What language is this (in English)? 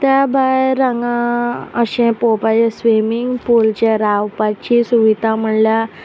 Konkani